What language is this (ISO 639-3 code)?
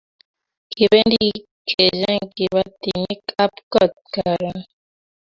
kln